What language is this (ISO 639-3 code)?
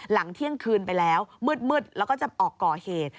tha